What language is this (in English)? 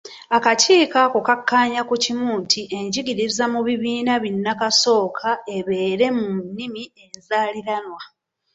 Ganda